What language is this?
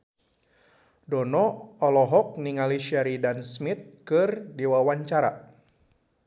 Sundanese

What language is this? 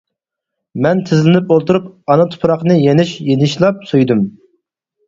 Uyghur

